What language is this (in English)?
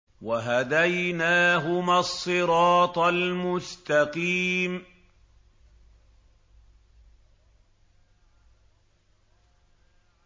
Arabic